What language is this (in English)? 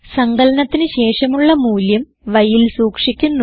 Malayalam